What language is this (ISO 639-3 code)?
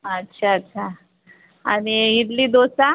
mar